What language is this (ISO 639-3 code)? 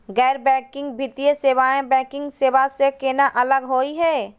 mag